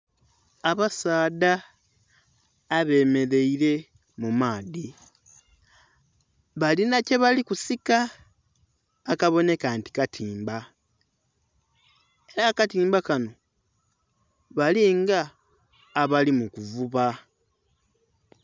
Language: Soga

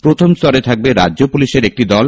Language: Bangla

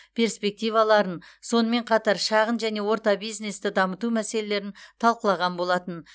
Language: Kazakh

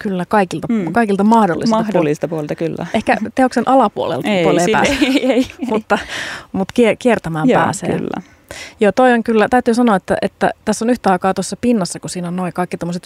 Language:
Finnish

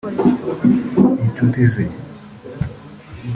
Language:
Kinyarwanda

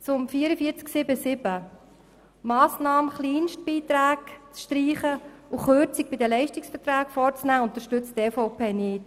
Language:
Swiss German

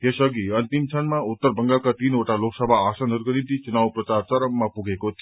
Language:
Nepali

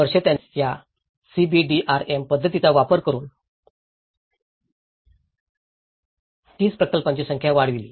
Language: Marathi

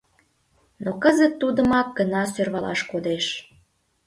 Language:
Mari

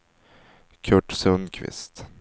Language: Swedish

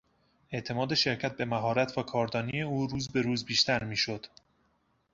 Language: Persian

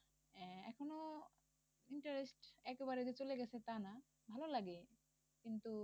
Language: Bangla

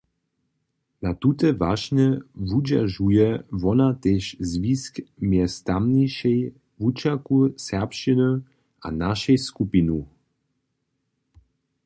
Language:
Upper Sorbian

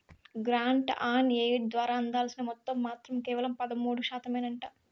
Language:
Telugu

